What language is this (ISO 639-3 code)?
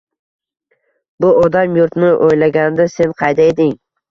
uzb